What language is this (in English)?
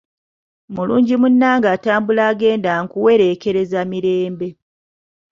Ganda